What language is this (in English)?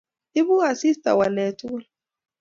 Kalenjin